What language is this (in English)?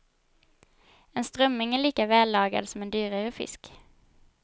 Swedish